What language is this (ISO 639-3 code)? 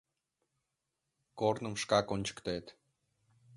chm